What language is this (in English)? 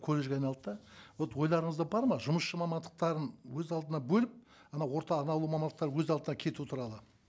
Kazakh